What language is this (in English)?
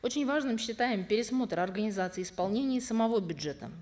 Kazakh